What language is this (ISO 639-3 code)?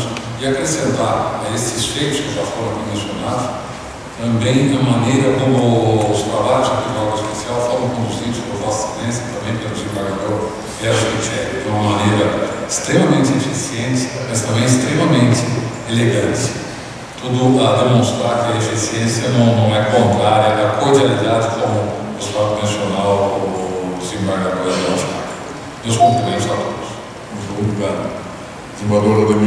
por